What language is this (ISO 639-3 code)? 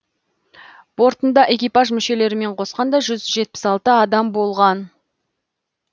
kaz